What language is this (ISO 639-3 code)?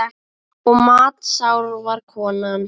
isl